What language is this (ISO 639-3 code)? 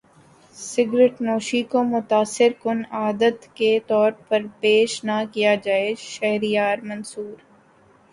urd